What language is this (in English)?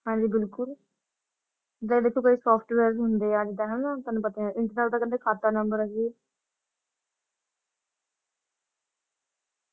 Punjabi